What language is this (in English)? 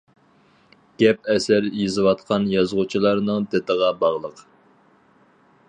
Uyghur